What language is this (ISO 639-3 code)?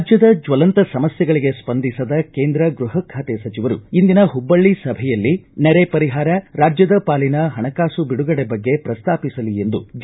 kan